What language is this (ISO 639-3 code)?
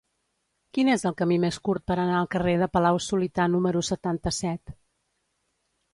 cat